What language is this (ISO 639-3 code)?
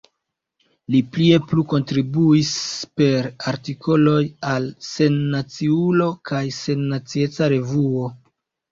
epo